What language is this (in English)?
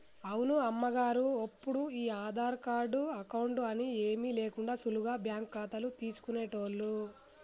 Telugu